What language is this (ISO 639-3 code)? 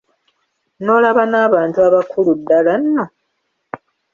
lug